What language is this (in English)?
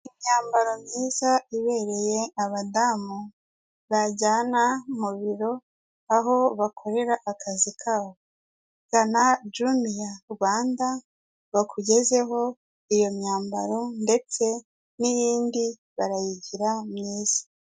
Kinyarwanda